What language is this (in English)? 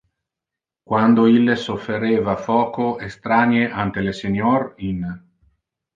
Interlingua